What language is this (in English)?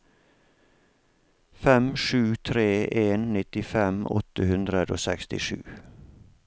Norwegian